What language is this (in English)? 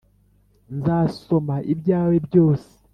Kinyarwanda